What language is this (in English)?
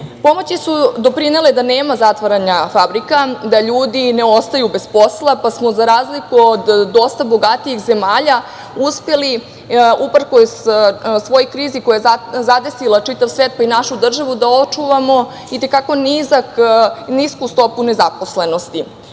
Serbian